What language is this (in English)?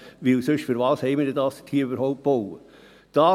Swiss German